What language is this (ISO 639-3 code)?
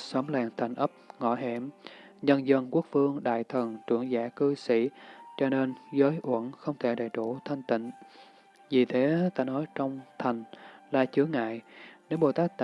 vie